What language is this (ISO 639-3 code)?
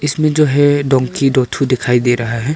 hin